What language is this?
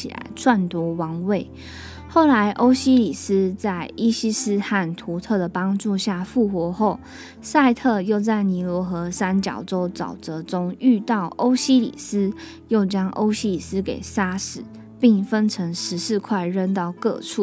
Chinese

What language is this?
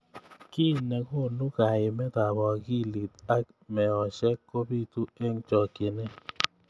Kalenjin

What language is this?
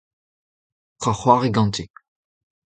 Breton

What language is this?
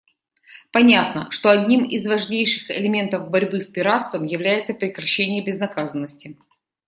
Russian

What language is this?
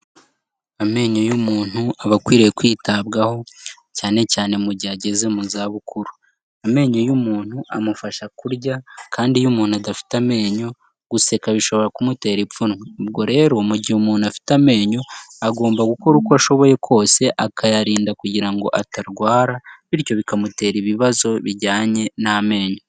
Kinyarwanda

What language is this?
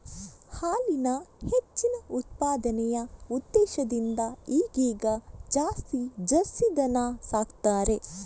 Kannada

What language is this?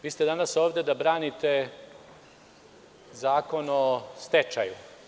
Serbian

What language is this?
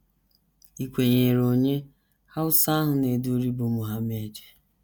Igbo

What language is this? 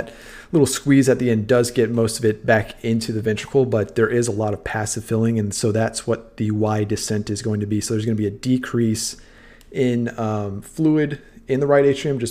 English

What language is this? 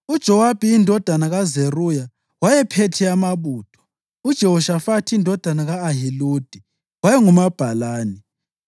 North Ndebele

